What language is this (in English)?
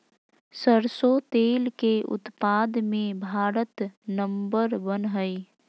Magahi